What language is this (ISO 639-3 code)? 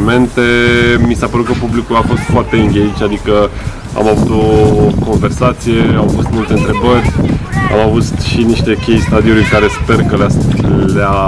ron